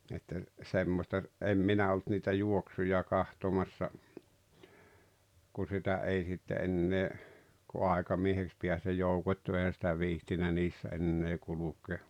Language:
Finnish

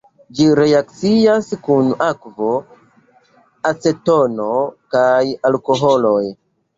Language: Esperanto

